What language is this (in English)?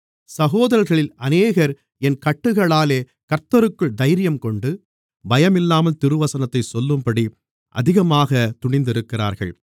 Tamil